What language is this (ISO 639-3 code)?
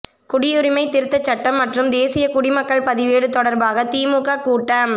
tam